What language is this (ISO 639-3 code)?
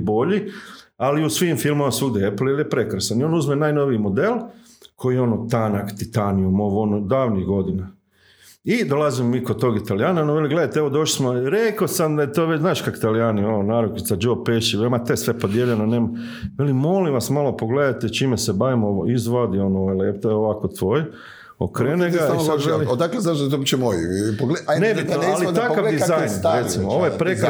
hrv